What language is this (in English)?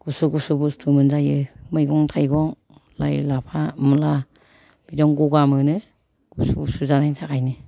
Bodo